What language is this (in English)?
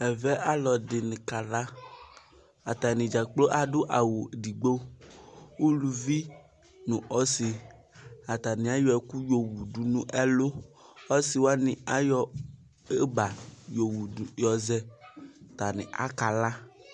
Ikposo